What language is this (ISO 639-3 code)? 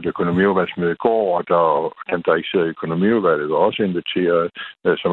dan